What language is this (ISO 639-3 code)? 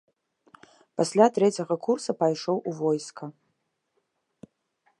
bel